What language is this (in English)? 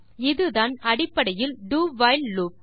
Tamil